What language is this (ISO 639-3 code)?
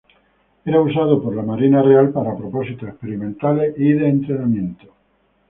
spa